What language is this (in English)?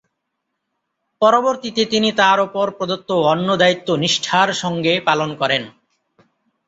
Bangla